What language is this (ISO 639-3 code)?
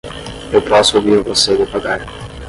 por